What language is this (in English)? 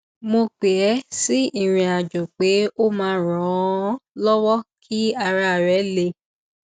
Yoruba